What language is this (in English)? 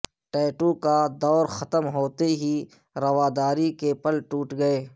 Urdu